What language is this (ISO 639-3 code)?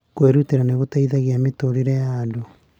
kik